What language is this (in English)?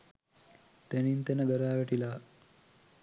Sinhala